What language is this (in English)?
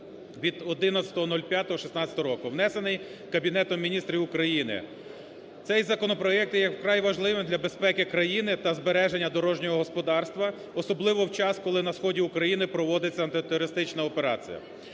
Ukrainian